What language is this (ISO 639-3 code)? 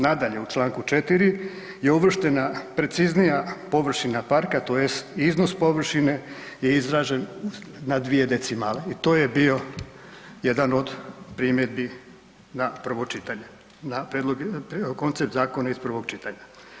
hrv